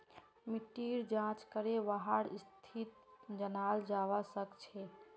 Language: Magahi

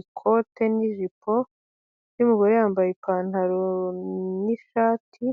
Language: Kinyarwanda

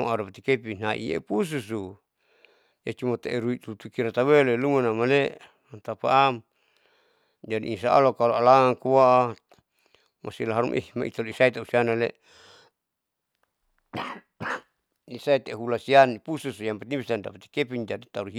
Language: Saleman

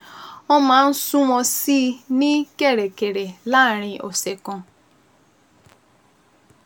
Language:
Yoruba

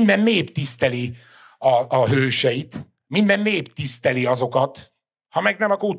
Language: Hungarian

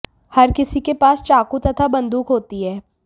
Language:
Hindi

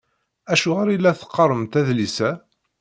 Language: Kabyle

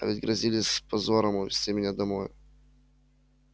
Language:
Russian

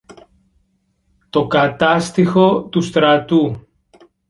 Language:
Greek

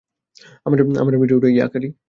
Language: Bangla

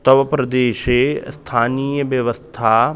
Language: Sanskrit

